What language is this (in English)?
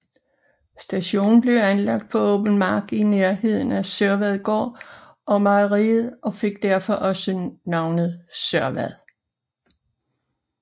Danish